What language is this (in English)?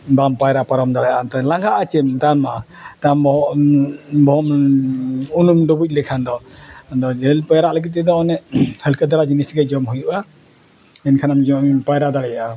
Santali